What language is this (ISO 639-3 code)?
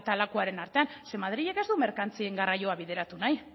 eus